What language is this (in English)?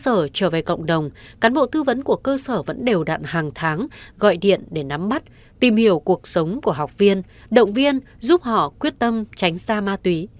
Vietnamese